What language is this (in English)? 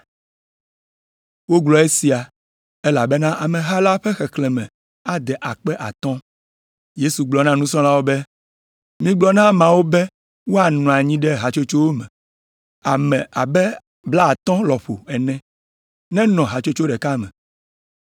Ewe